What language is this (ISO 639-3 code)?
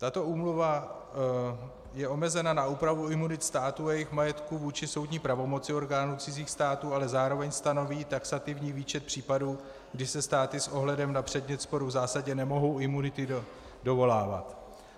ces